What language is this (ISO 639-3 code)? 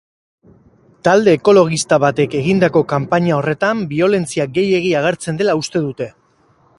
eus